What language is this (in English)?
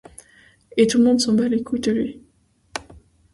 French